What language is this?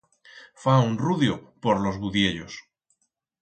Aragonese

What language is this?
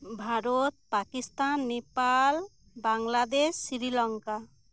Santali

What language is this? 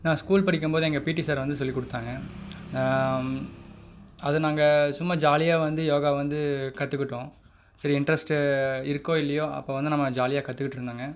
Tamil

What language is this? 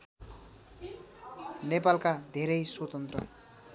Nepali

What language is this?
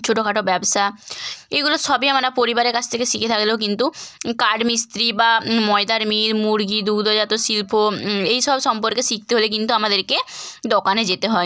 Bangla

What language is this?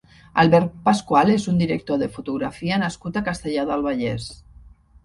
Catalan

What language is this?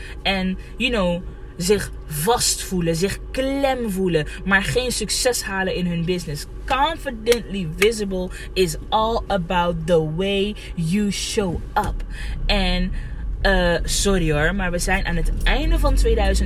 Dutch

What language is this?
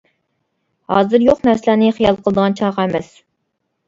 Uyghur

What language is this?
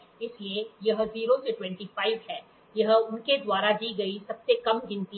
Hindi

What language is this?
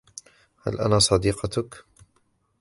Arabic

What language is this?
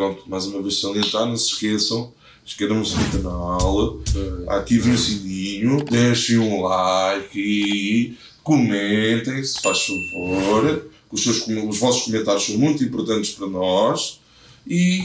Portuguese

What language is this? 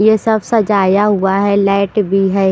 Hindi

